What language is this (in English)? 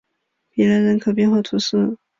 Chinese